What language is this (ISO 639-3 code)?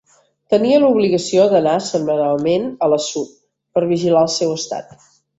cat